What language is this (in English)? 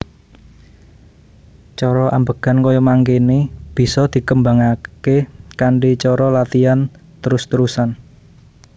Javanese